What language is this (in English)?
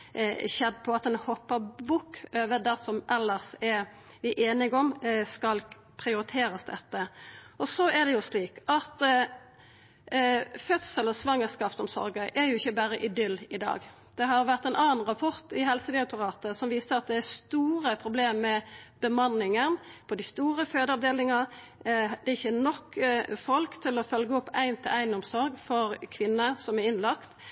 Norwegian Nynorsk